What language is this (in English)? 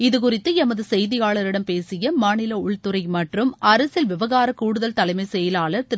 Tamil